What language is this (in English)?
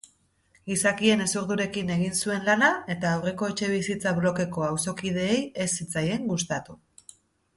Basque